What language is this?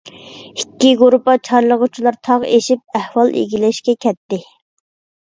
Uyghur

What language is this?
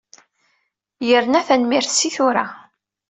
Kabyle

